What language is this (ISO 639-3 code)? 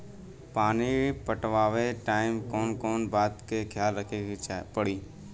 bho